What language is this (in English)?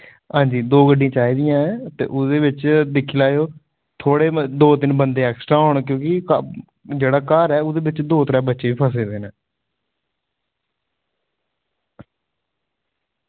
Dogri